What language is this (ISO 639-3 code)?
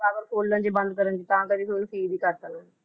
pan